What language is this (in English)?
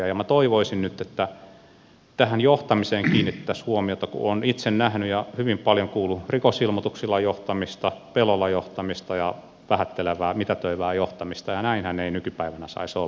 Finnish